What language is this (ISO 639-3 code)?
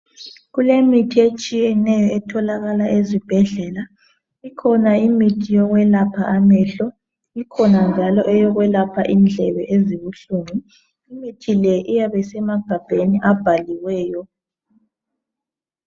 nde